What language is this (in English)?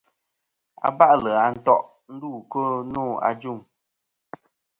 Kom